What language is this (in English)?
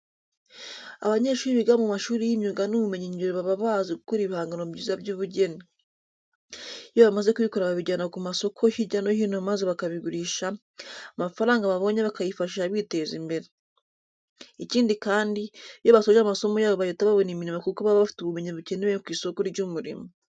Kinyarwanda